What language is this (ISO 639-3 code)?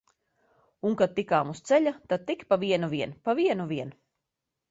lav